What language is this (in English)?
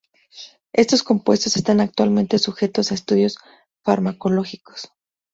Spanish